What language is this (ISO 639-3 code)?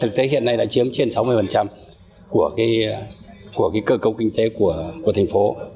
vie